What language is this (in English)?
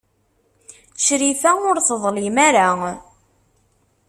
Kabyle